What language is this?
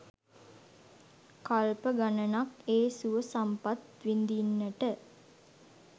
Sinhala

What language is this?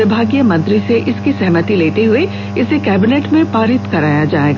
Hindi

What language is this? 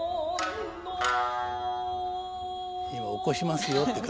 Japanese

